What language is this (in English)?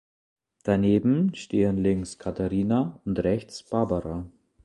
German